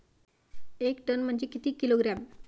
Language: Marathi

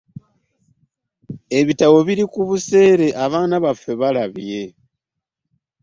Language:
Ganda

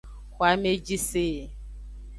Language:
Aja (Benin)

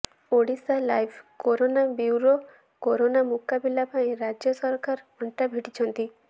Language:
Odia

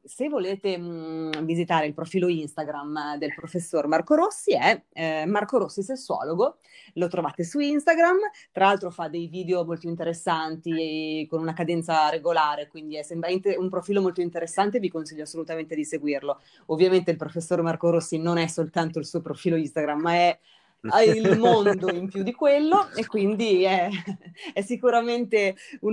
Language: Italian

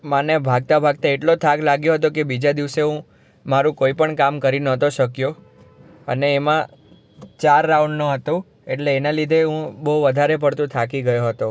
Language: Gujarati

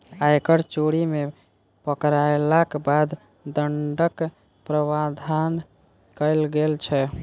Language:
Maithili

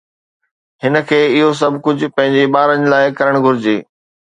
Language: Sindhi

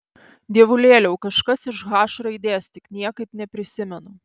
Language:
Lithuanian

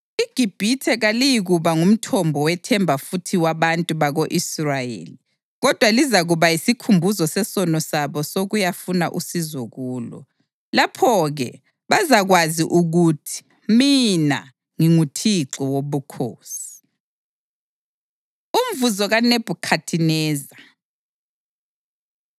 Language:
North Ndebele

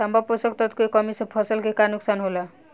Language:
Bhojpuri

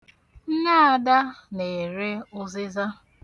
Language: Igbo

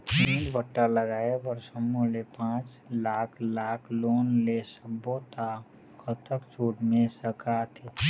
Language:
Chhattisgarhi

